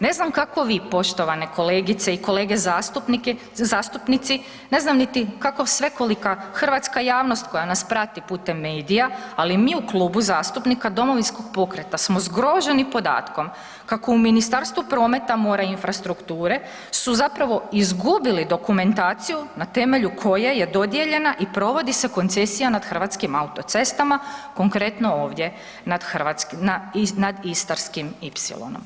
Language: Croatian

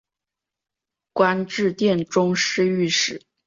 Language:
Chinese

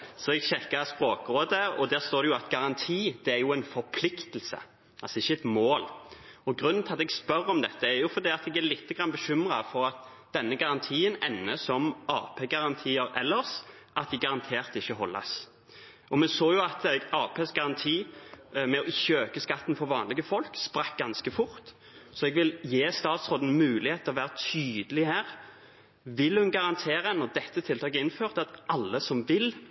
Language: Norwegian Bokmål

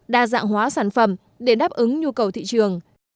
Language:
Vietnamese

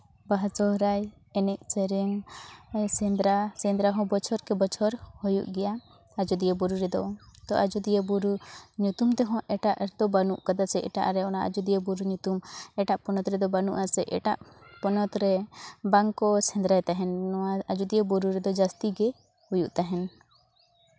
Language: Santali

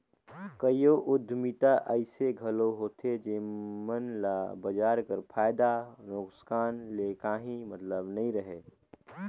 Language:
Chhattisgarhi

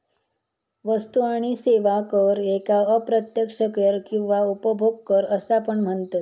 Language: Marathi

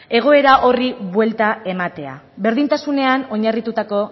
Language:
Basque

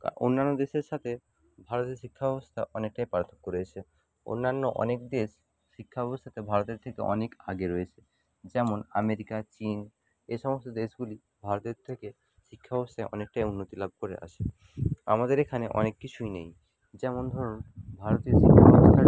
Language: Bangla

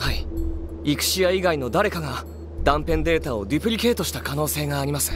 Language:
Japanese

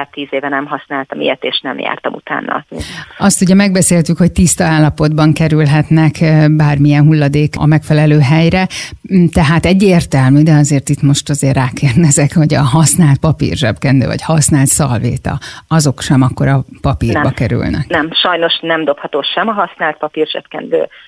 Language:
Hungarian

